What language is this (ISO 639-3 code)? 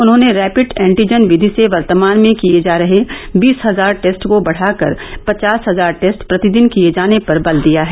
hin